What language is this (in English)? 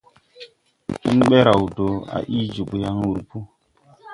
Tupuri